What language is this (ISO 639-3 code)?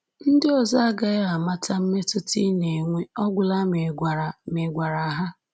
ibo